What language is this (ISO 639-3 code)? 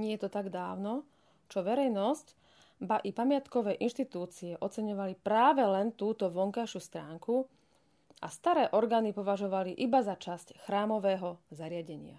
slk